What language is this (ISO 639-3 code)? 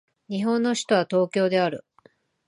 jpn